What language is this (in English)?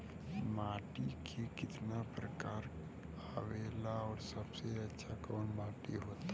Bhojpuri